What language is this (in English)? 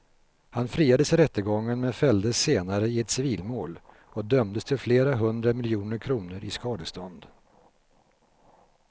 Swedish